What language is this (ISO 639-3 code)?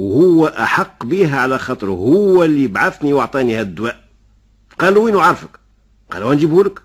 ara